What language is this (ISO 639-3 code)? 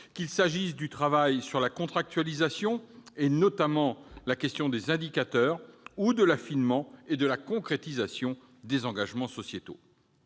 fra